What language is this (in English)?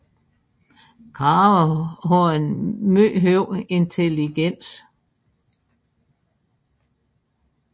Danish